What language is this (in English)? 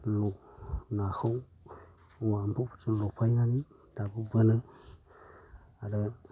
Bodo